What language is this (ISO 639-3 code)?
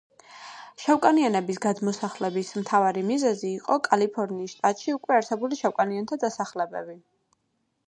kat